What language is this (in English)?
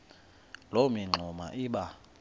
Xhosa